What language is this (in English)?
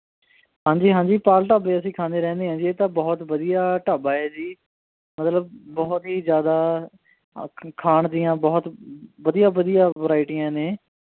Punjabi